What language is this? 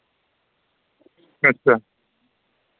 Dogri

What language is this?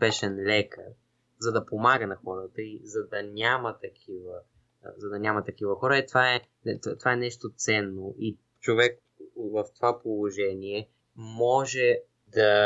Bulgarian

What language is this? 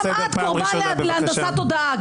Hebrew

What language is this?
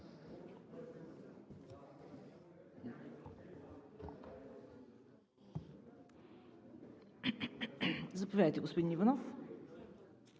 Bulgarian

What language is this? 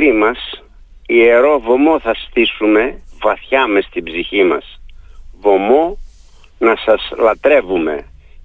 Greek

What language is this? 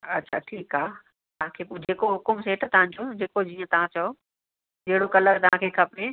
Sindhi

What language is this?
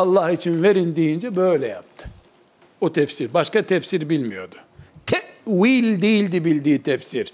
Turkish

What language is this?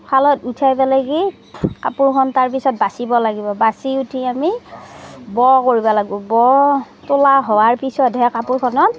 Assamese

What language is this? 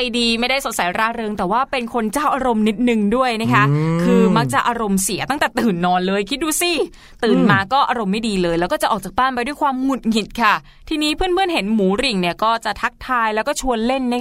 Thai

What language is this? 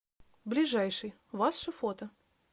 Russian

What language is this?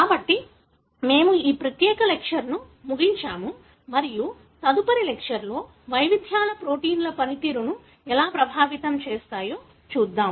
Telugu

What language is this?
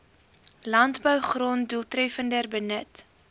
Afrikaans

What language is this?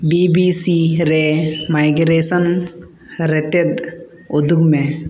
Santali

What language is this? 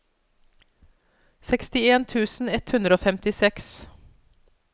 Norwegian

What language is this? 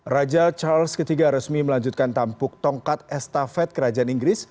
Indonesian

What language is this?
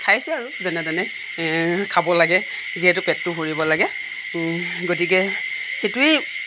Assamese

